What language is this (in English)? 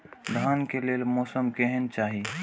Maithili